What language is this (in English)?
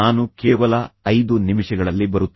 Kannada